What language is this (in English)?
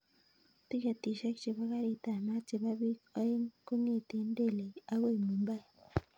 Kalenjin